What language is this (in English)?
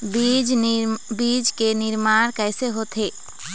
Chhattisgarhi